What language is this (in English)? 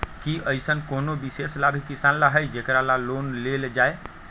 Magahi